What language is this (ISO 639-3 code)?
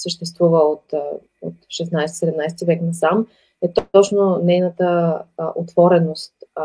bul